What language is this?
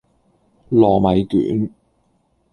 Cantonese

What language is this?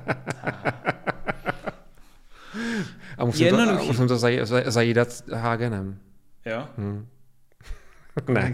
Czech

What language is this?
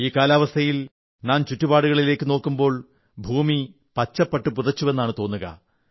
Malayalam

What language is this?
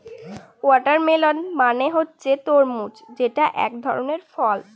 Bangla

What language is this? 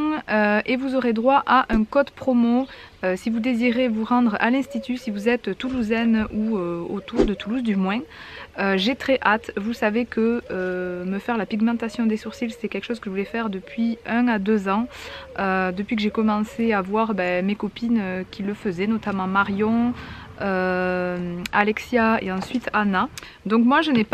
French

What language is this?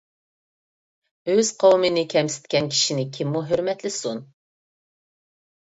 Uyghur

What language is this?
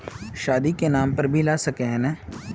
Magahi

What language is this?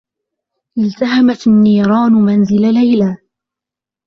Arabic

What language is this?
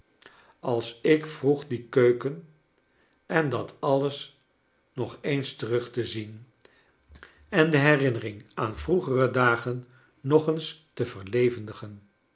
Dutch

